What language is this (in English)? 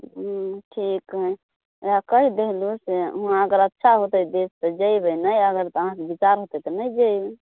Maithili